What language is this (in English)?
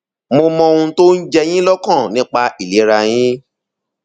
Yoruba